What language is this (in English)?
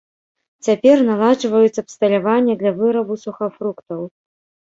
Belarusian